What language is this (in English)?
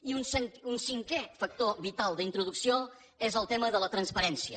Catalan